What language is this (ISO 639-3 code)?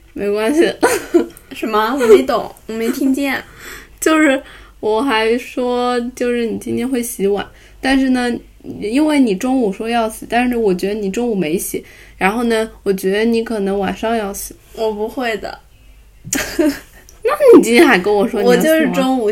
zho